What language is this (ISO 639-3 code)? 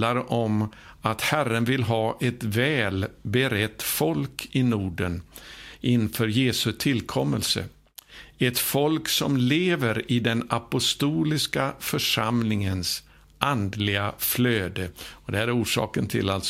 swe